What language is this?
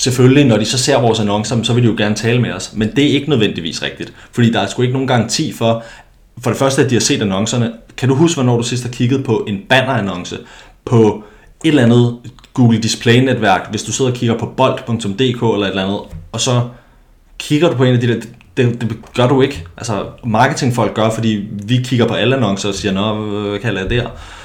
Danish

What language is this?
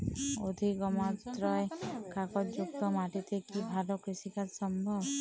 Bangla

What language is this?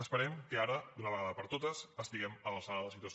Catalan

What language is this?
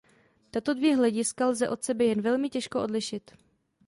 Czech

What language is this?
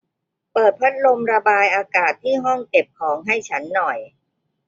Thai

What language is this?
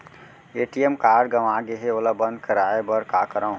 Chhattisgarhi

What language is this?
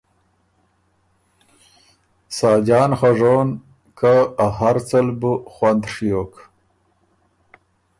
Ormuri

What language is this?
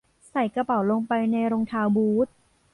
Thai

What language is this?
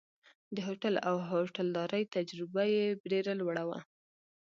Pashto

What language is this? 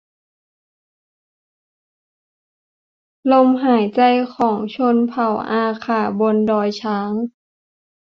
Thai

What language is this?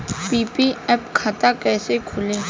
Bhojpuri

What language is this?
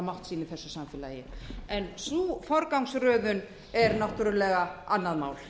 Icelandic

